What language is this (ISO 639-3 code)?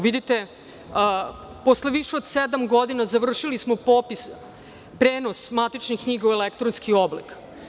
srp